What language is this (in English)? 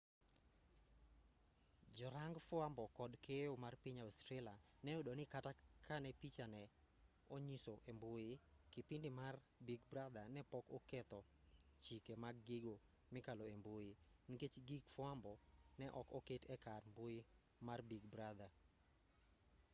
Luo (Kenya and Tanzania)